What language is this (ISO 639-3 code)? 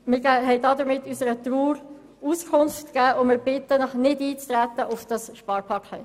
gsw